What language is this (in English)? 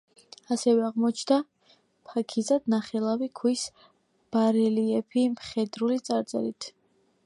Georgian